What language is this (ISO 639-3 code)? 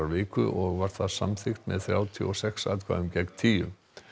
isl